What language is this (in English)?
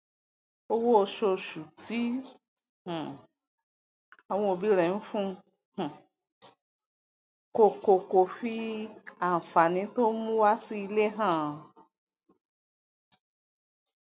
Yoruba